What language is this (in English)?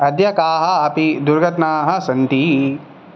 Sanskrit